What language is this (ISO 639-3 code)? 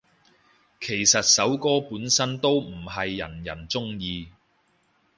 yue